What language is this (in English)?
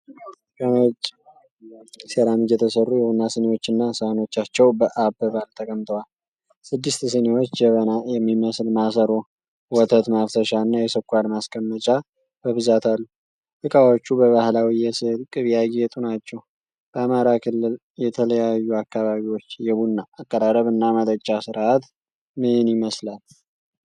Amharic